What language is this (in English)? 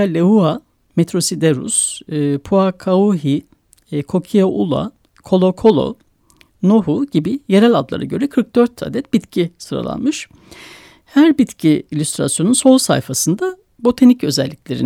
Turkish